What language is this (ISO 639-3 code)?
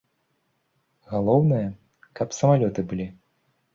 bel